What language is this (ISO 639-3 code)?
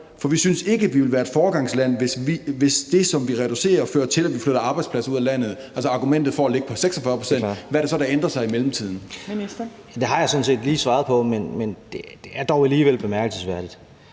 dan